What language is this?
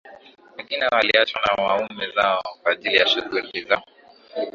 Swahili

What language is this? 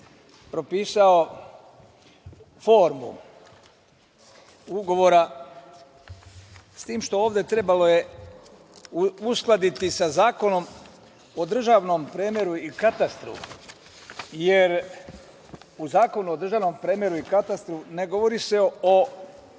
Serbian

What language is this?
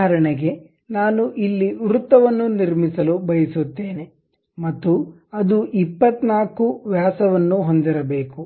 Kannada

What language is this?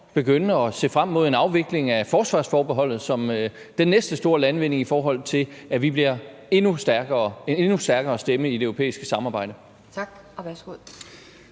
Danish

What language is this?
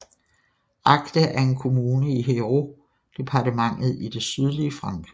Danish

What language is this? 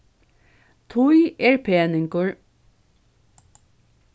Faroese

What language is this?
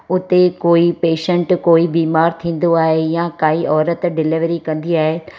Sindhi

